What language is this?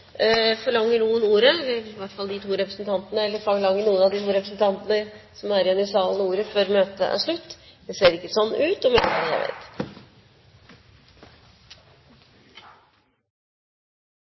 Norwegian Bokmål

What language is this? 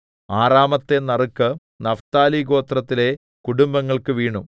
Malayalam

